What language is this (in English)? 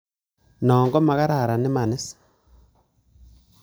Kalenjin